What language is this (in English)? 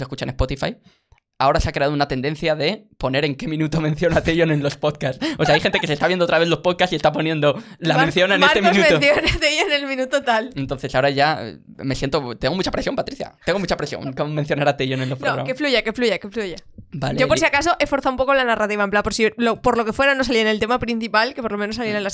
Spanish